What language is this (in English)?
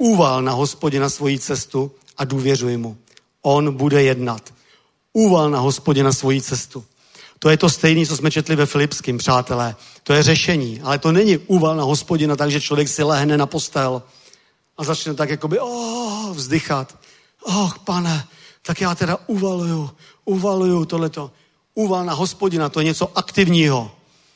Czech